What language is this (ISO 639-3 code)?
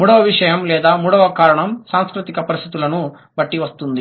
tel